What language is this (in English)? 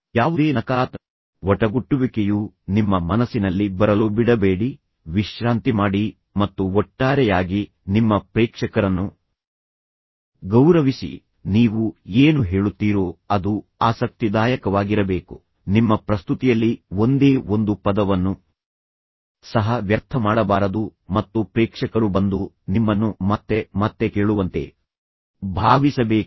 Kannada